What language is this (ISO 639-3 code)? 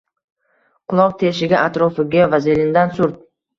uzb